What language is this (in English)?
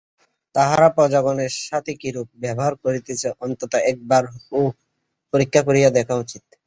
Bangla